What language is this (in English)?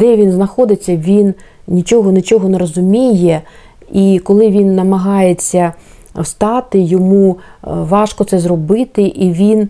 Ukrainian